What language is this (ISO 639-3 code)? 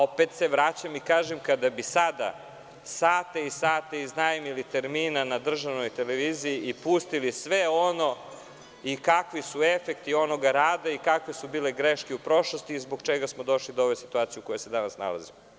srp